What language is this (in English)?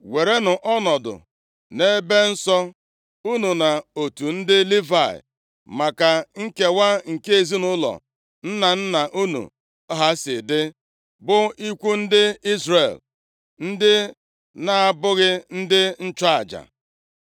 Igbo